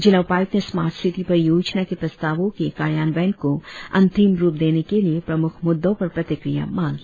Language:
Hindi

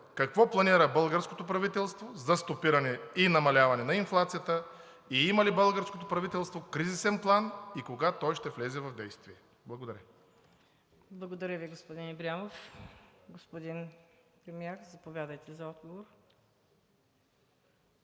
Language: Bulgarian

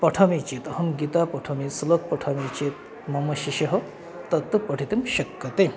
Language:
Sanskrit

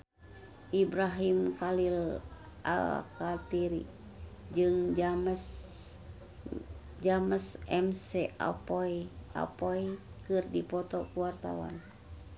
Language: Sundanese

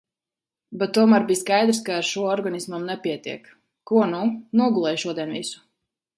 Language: Latvian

